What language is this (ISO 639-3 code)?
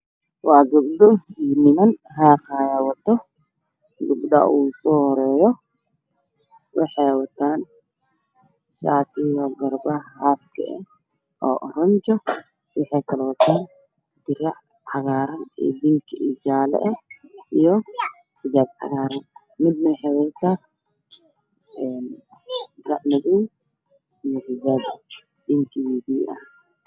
som